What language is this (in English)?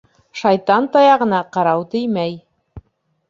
Bashkir